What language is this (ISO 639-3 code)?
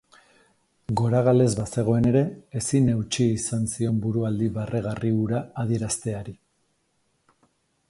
eus